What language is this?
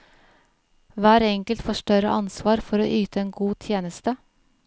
Norwegian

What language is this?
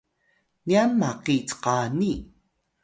Atayal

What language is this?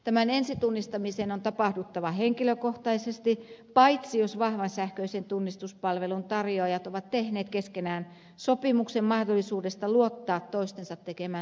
Finnish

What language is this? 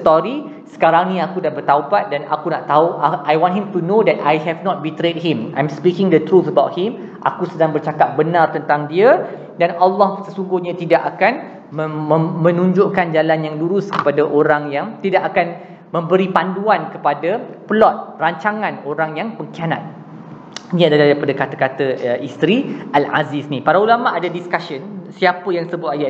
Malay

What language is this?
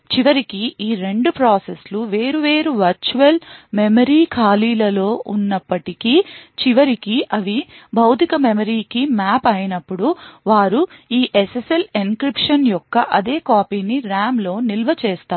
Telugu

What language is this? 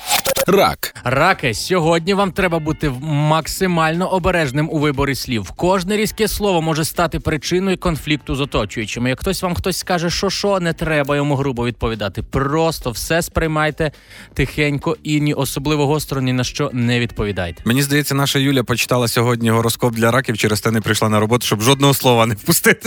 Ukrainian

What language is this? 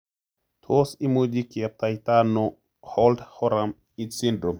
Kalenjin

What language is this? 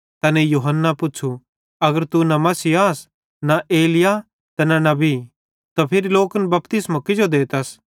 Bhadrawahi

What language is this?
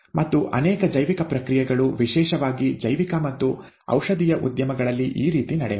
Kannada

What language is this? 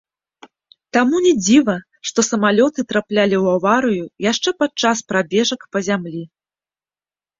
Belarusian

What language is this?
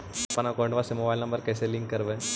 Magahi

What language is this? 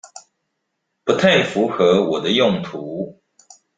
Chinese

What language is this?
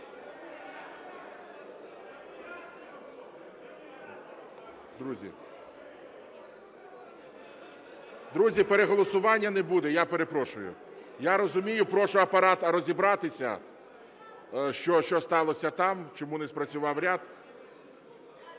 Ukrainian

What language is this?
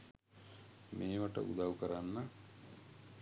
Sinhala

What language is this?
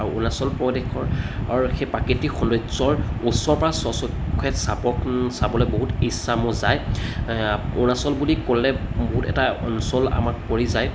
Assamese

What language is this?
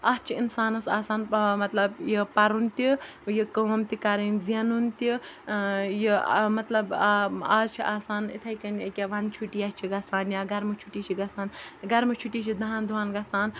Kashmiri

